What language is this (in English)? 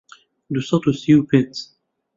Central Kurdish